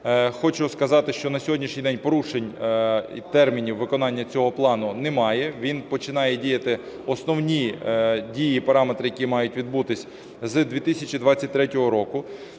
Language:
Ukrainian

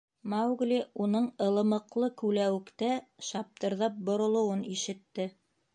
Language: Bashkir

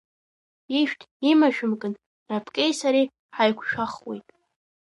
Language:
Abkhazian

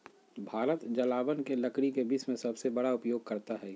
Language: Magahi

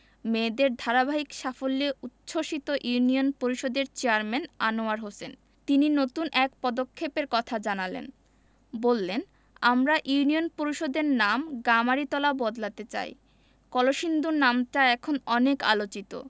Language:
Bangla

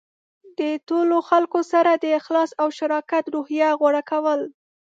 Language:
Pashto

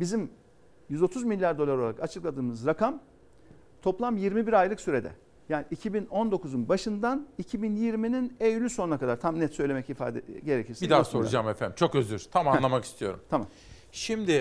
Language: Turkish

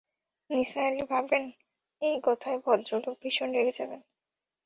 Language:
Bangla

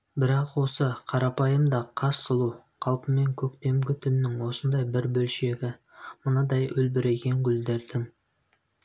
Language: Kazakh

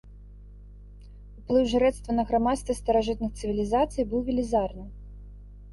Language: Belarusian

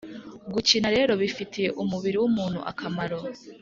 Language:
Kinyarwanda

